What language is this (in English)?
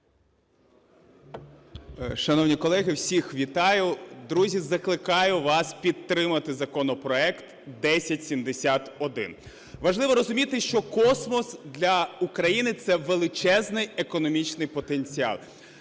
Ukrainian